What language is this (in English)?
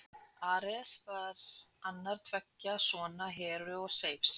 Icelandic